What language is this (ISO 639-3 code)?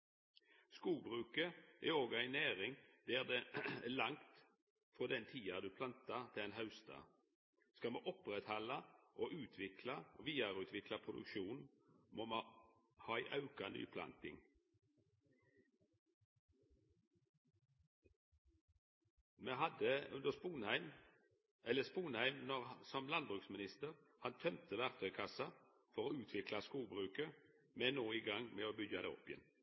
nno